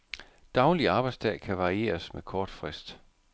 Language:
Danish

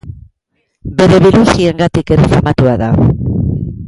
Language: Basque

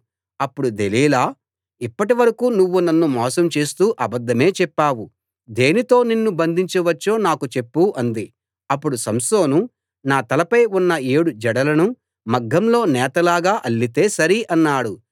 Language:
Telugu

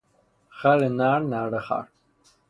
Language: Persian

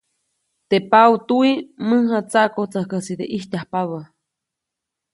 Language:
Copainalá Zoque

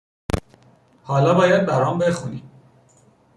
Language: Persian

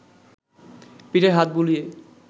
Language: Bangla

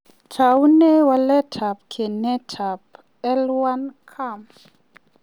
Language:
Kalenjin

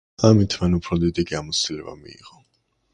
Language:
Georgian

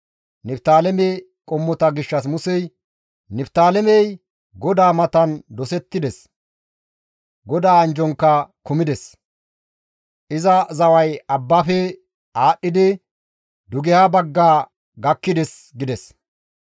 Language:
Gamo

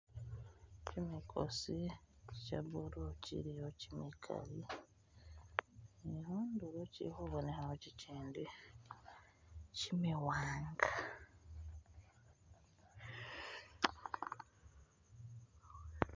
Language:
Masaaba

